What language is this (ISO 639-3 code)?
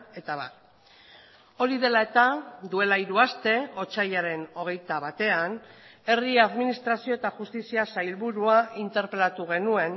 eus